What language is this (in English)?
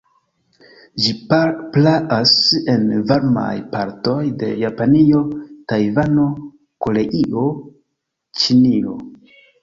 Esperanto